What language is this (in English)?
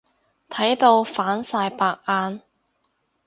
Cantonese